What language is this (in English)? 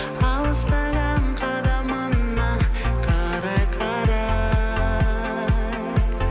Kazakh